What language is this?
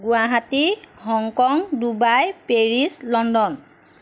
Assamese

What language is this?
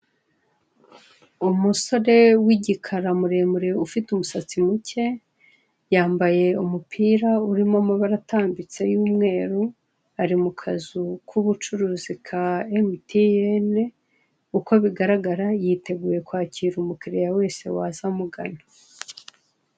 Kinyarwanda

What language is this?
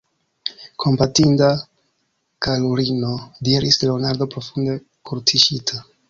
Esperanto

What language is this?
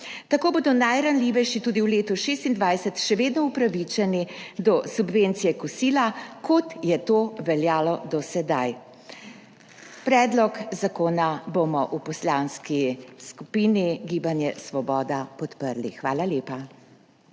Slovenian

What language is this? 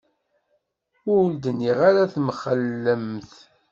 Kabyle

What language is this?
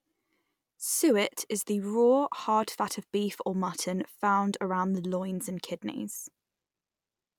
English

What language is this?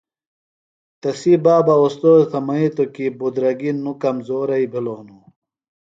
Phalura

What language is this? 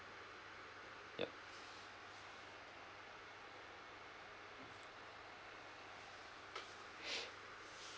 English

